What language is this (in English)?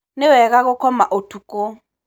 Kikuyu